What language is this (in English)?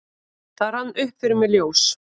Icelandic